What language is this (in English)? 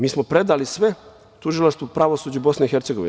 Serbian